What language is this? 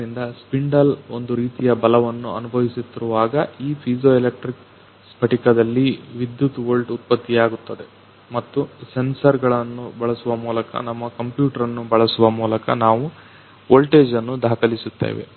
Kannada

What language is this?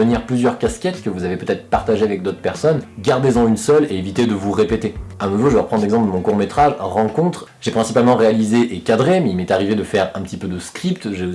French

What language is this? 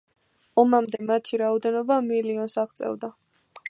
Georgian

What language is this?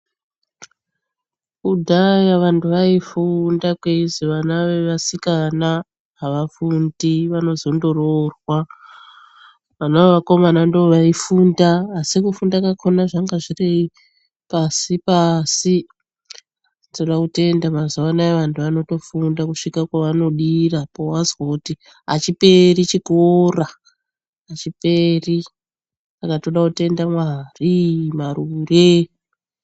Ndau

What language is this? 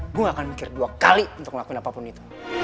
Indonesian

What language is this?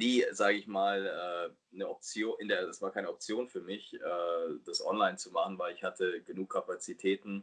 German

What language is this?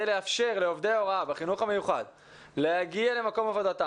Hebrew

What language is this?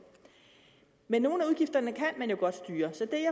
Danish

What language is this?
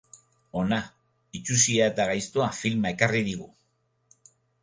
Basque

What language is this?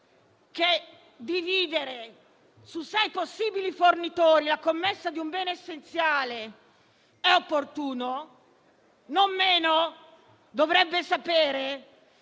Italian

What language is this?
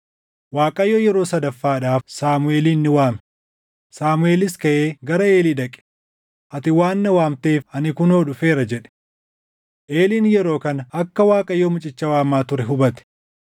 Oromo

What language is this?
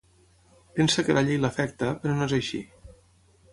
Catalan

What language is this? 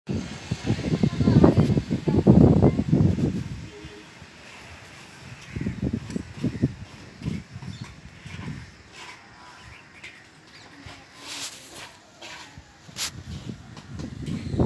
Thai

